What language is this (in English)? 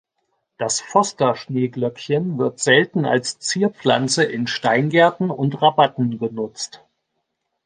German